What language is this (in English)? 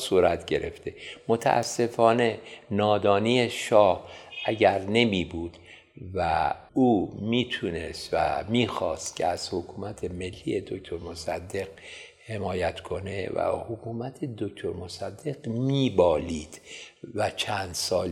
Persian